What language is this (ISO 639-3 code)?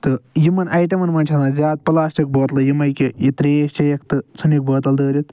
kas